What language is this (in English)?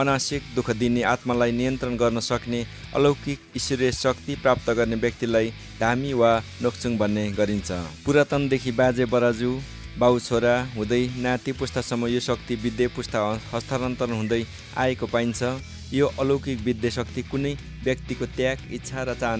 Spanish